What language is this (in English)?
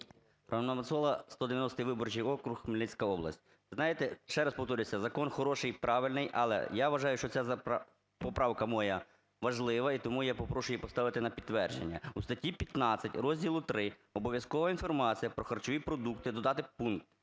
Ukrainian